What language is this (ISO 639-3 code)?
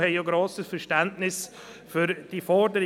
gsw